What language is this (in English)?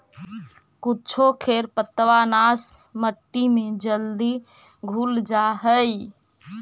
Magahi